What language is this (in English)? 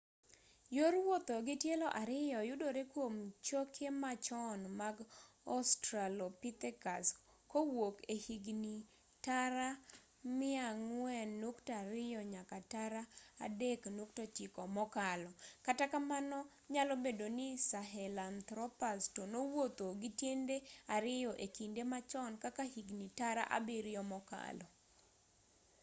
Luo (Kenya and Tanzania)